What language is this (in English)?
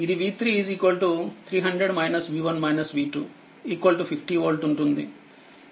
Telugu